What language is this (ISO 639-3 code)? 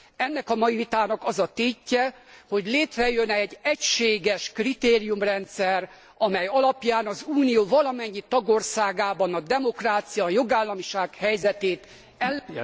hun